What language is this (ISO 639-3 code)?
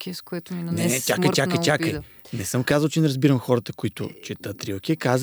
bul